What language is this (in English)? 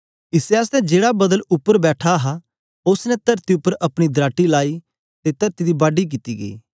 Dogri